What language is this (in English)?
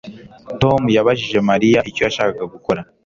Kinyarwanda